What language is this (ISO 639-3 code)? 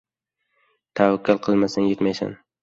uzb